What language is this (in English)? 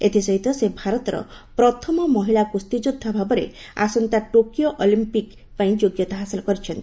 Odia